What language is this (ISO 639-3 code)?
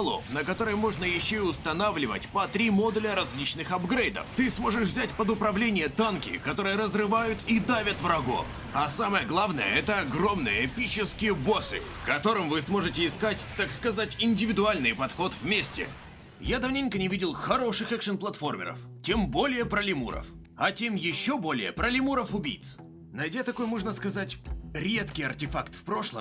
rus